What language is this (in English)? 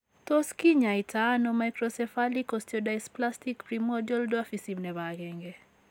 Kalenjin